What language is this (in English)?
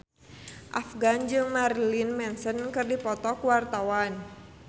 Sundanese